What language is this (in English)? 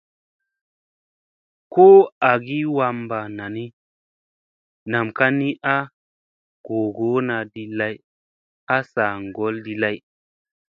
Musey